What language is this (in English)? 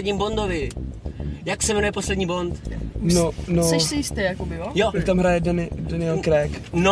Czech